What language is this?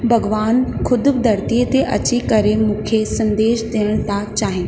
Sindhi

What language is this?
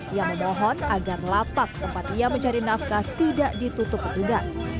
Indonesian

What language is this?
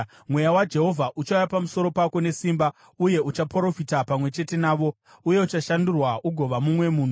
Shona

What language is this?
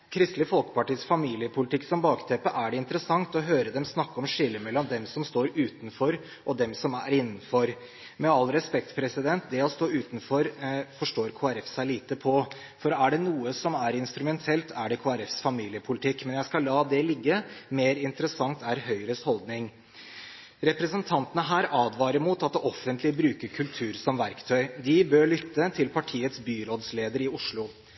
Norwegian Bokmål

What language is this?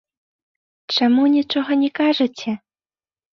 Belarusian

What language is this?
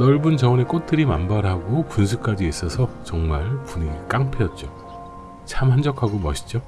Korean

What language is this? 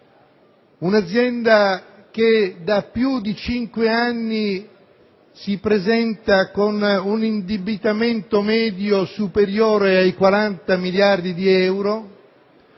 Italian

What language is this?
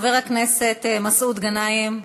Hebrew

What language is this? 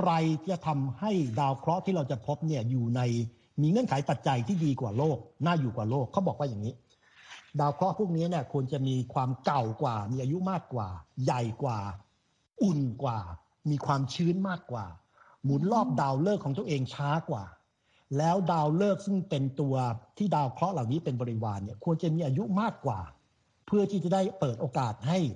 Thai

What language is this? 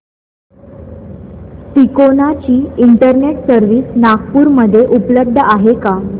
Marathi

